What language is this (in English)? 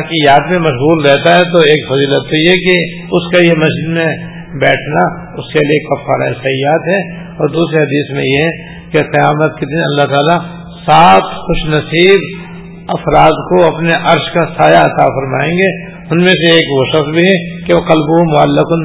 Urdu